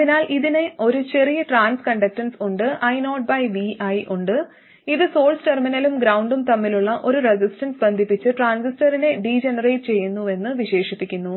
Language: Malayalam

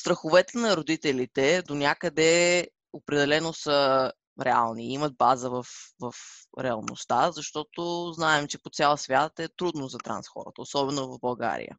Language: Bulgarian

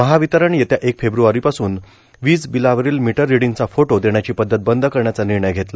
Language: Marathi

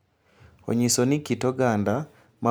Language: Luo (Kenya and Tanzania)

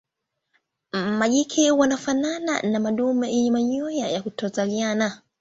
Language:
Swahili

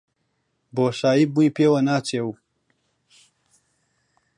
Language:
Central Kurdish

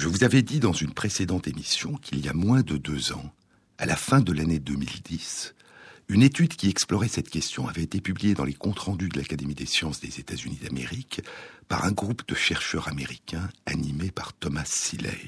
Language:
French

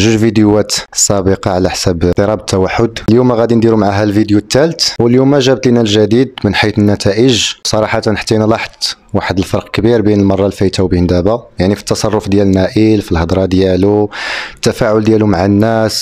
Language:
Arabic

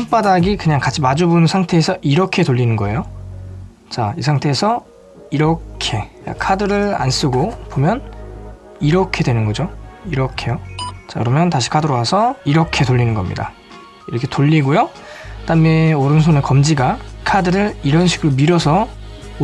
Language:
Korean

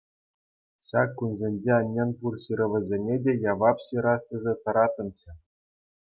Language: Chuvash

